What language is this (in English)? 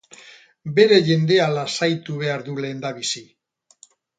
Basque